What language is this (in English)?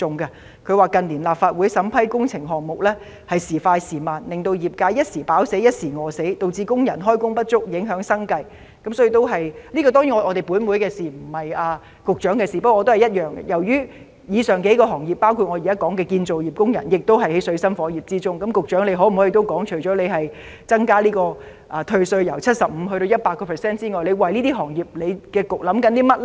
Cantonese